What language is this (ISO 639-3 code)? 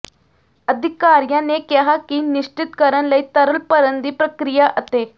pan